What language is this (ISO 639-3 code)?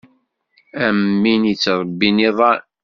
kab